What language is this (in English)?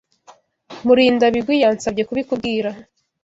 Kinyarwanda